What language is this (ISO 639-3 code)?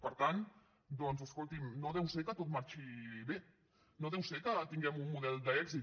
cat